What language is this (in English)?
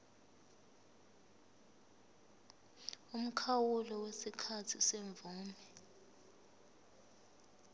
Zulu